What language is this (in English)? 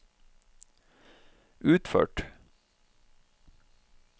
Norwegian